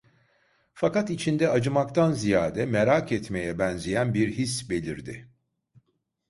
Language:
Turkish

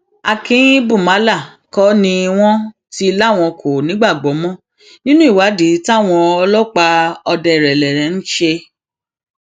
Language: Yoruba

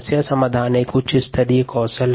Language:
Hindi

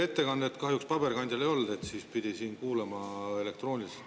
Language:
Estonian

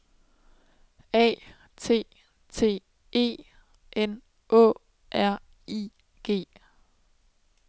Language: Danish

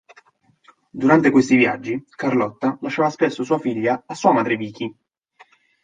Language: Italian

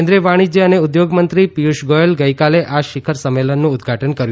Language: Gujarati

